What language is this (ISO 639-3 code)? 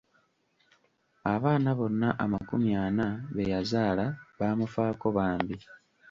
lug